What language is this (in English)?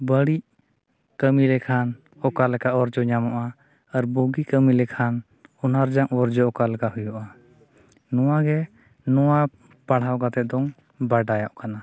Santali